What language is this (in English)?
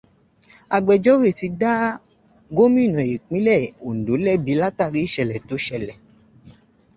Yoruba